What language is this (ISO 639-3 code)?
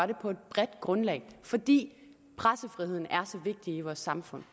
dan